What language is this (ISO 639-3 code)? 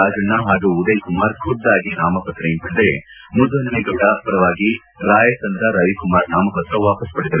kan